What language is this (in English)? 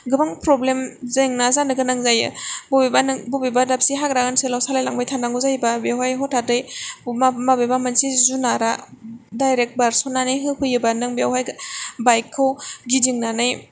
Bodo